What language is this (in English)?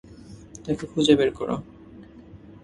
Bangla